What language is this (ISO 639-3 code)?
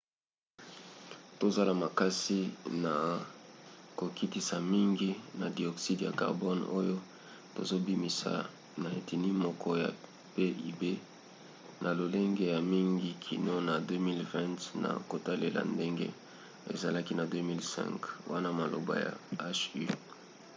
lin